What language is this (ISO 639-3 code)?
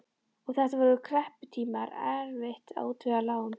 isl